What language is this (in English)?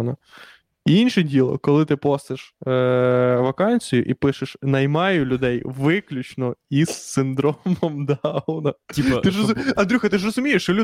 Ukrainian